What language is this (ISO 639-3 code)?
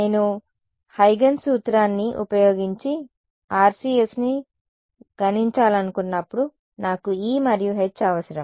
tel